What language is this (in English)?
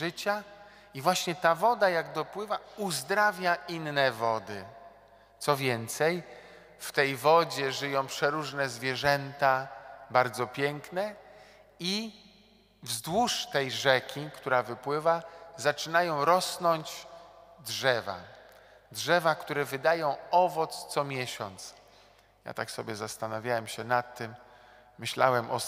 Polish